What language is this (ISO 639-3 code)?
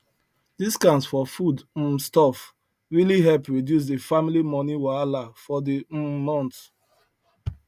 pcm